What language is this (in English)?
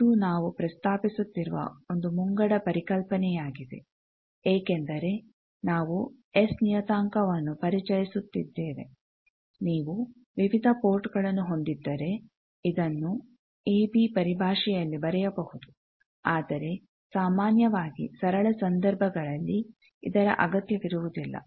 Kannada